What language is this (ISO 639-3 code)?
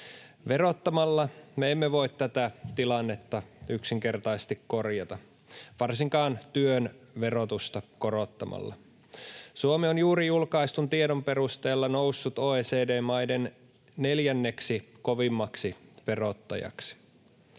fin